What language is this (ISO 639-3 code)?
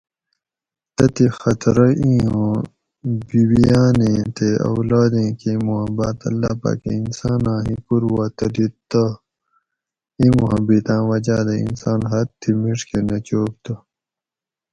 gwc